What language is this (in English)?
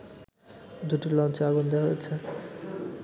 Bangla